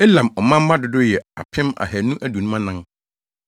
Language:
Akan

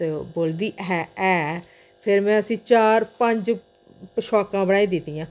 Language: Dogri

